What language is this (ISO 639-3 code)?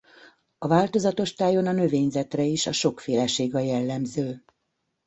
hun